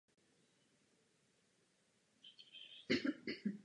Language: Czech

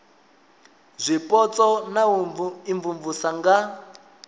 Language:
Venda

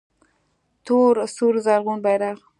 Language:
Pashto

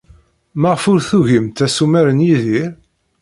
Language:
Kabyle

